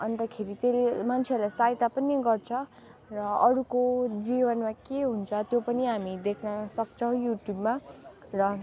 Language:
Nepali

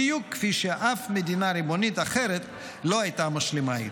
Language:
Hebrew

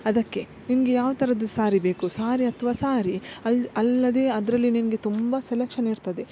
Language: Kannada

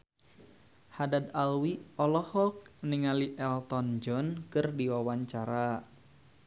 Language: Sundanese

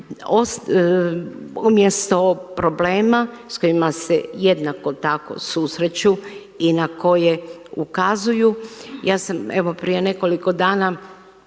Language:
Croatian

